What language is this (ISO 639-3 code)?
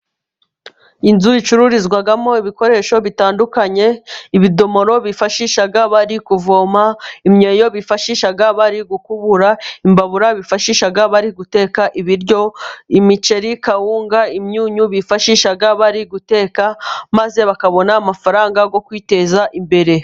kin